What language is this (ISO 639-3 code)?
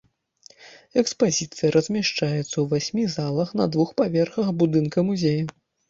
bel